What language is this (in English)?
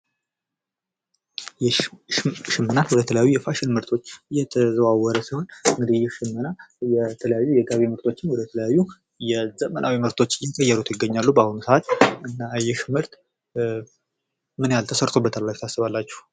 Amharic